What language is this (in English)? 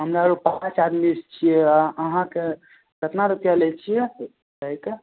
Maithili